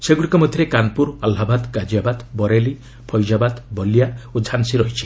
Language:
Odia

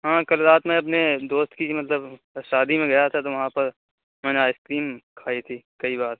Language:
Urdu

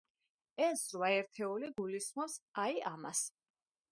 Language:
Georgian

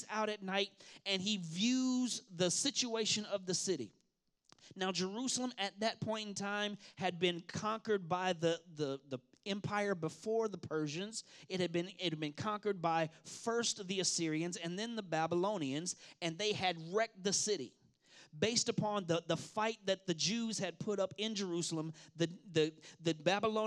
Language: English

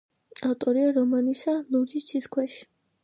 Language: Georgian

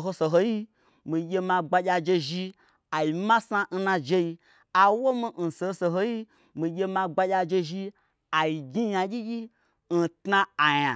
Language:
Gbagyi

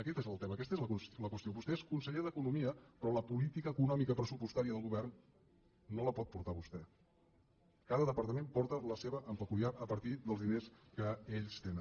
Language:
Catalan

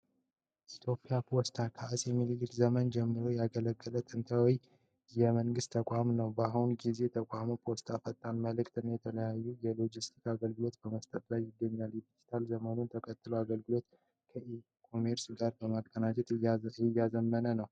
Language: Amharic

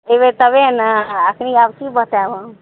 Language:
Maithili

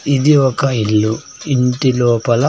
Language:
Telugu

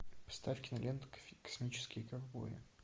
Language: Russian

